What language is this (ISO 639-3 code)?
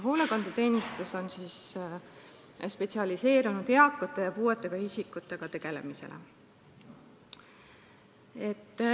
est